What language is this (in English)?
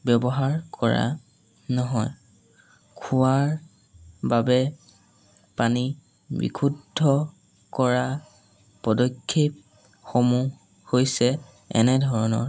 Assamese